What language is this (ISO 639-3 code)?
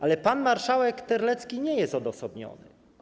pol